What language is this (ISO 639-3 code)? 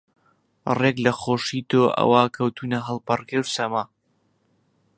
ckb